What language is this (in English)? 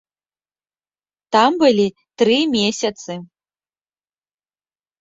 Belarusian